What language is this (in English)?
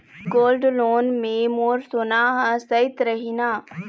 Chhattisgarhi